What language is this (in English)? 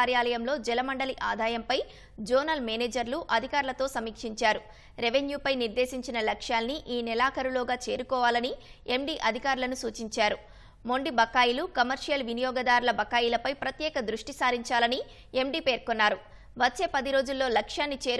Telugu